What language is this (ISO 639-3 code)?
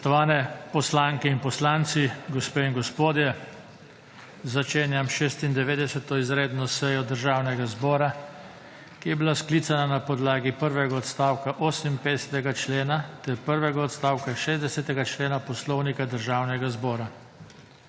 slv